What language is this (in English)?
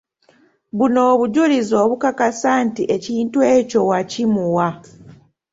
Ganda